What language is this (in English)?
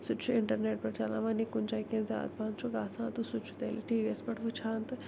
Kashmiri